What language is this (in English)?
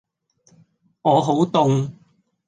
Cantonese